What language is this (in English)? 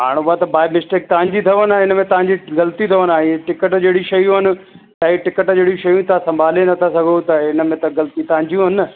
Sindhi